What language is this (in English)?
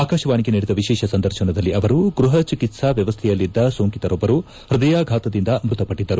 Kannada